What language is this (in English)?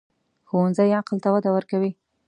Pashto